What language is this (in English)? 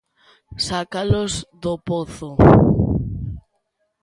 Galician